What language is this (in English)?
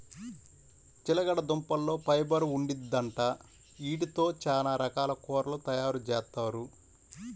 Telugu